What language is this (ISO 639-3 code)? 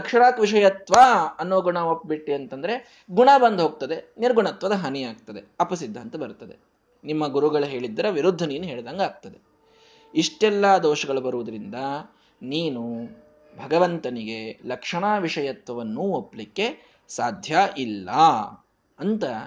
kan